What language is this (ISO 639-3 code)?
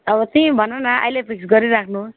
nep